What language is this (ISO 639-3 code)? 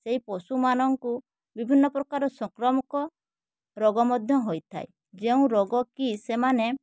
ori